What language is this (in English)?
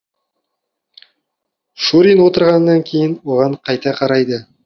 Kazakh